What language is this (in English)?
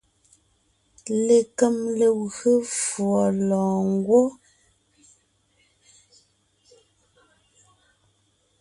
Ngiemboon